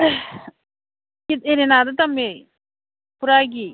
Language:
Manipuri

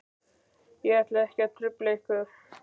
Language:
Icelandic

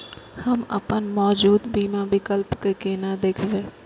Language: Maithili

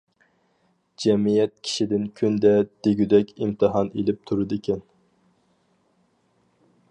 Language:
Uyghur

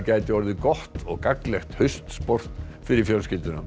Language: Icelandic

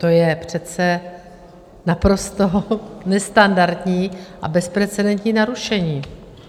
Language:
Czech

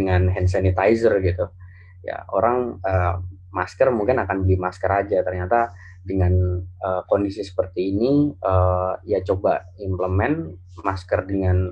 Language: Indonesian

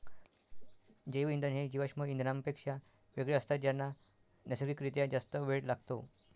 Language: Marathi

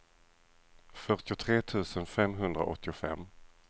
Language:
Swedish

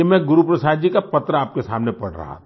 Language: Hindi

